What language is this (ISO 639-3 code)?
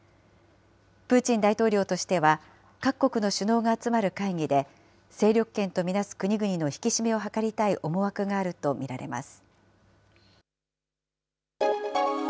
jpn